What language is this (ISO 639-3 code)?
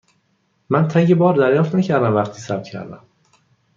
fas